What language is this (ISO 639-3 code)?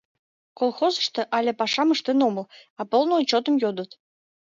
chm